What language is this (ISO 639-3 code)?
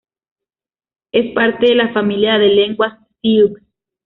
spa